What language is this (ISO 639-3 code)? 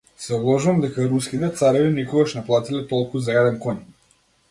mkd